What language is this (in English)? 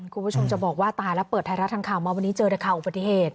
Thai